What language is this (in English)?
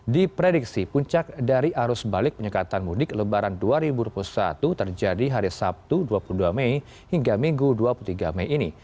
Indonesian